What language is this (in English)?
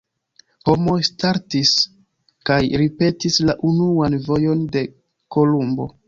Esperanto